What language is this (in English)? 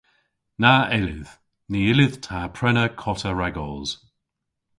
Cornish